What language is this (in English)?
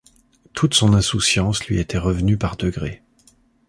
French